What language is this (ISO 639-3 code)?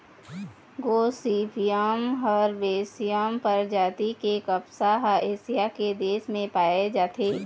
hne